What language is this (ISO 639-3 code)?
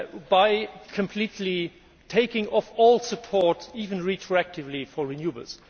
eng